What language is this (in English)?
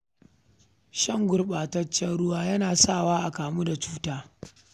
Hausa